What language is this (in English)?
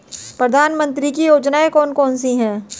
Hindi